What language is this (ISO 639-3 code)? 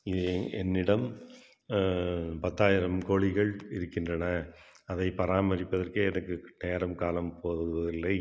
tam